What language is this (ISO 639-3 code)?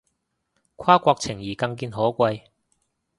yue